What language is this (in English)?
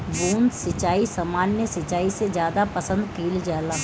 Bhojpuri